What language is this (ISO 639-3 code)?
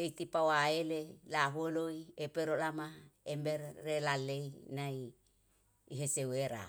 jal